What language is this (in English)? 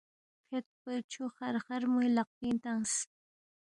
Balti